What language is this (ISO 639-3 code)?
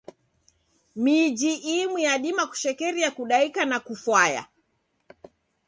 dav